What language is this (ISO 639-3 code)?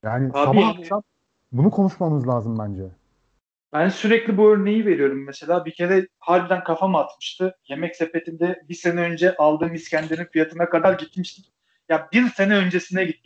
tur